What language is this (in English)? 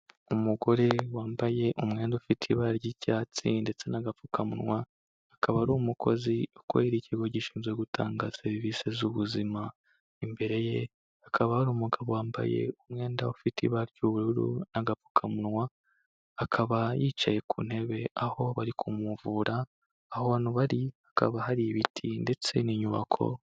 Kinyarwanda